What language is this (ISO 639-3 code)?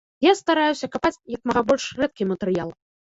bel